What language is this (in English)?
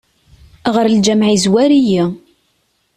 Kabyle